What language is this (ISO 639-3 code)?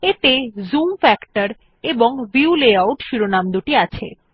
ben